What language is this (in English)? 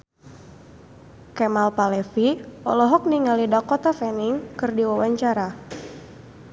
Sundanese